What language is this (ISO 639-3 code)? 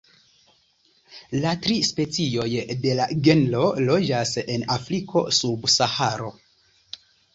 epo